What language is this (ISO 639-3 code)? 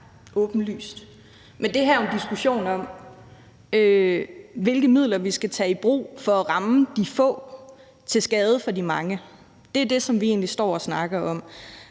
dan